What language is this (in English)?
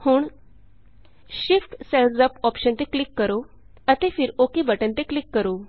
Punjabi